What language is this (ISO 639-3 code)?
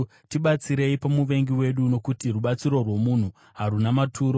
sna